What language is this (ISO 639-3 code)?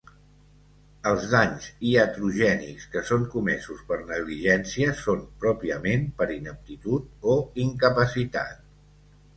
cat